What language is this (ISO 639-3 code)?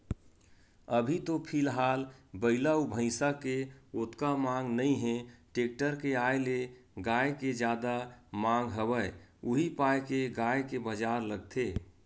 hne